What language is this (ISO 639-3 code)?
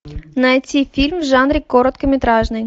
rus